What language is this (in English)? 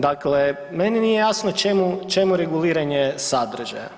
Croatian